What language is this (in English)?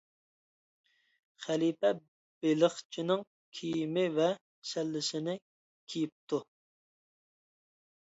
Uyghur